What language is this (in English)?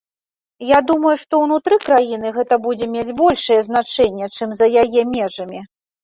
Belarusian